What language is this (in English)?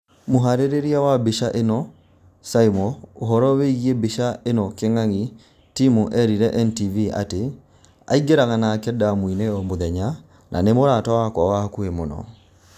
Kikuyu